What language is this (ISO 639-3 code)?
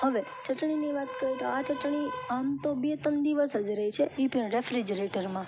guj